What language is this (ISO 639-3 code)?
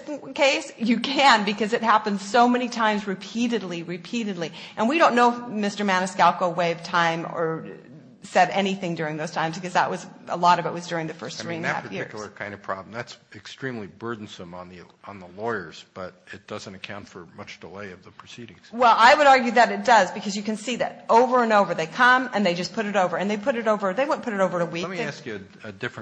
eng